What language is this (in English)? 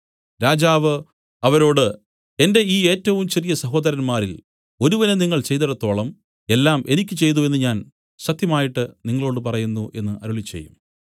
Malayalam